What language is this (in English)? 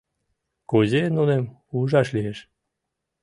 Mari